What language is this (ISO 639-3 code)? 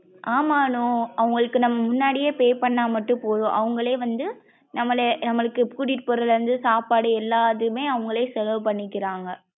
tam